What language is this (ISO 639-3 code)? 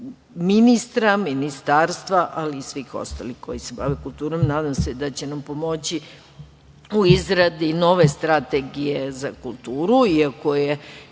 srp